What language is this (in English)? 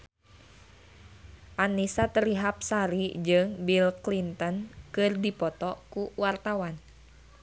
Sundanese